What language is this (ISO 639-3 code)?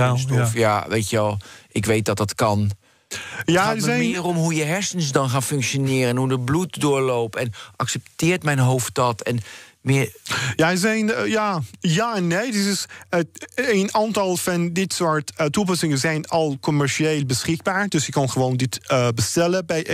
nld